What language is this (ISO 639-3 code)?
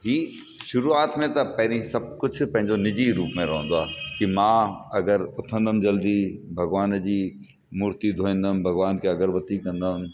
snd